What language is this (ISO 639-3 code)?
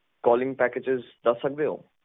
pan